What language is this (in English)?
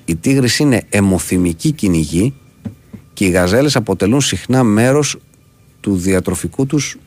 Greek